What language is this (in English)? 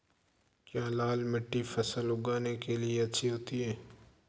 Hindi